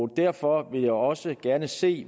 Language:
Danish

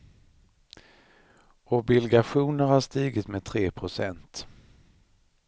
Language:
Swedish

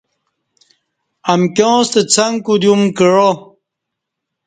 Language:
Kati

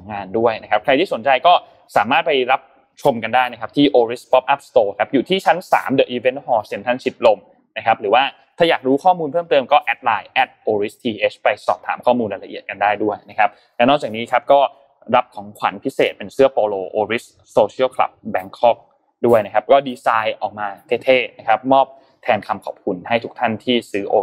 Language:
Thai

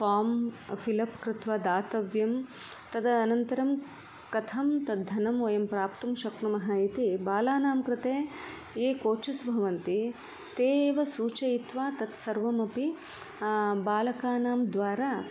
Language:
Sanskrit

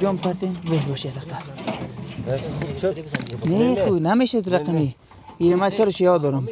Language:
Persian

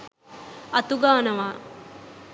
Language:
Sinhala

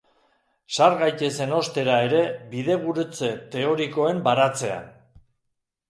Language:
Basque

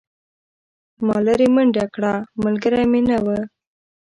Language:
Pashto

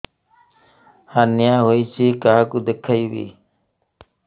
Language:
Odia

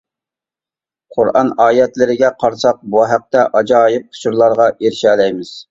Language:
Uyghur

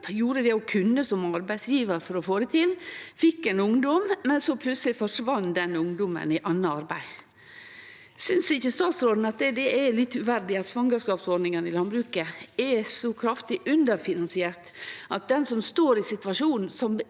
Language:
Norwegian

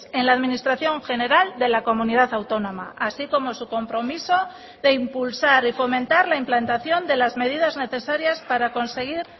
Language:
Spanish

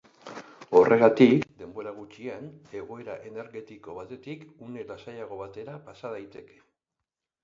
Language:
Basque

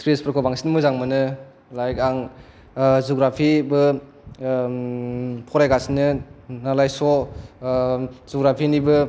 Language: Bodo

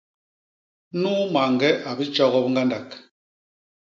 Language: Basaa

